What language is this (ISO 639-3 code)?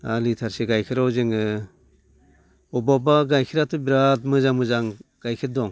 brx